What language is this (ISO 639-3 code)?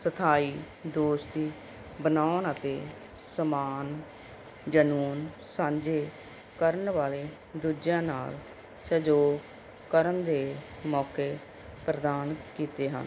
pan